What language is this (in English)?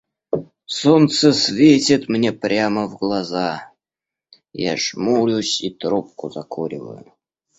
Russian